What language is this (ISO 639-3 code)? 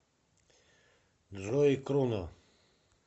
rus